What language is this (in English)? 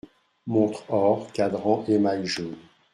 French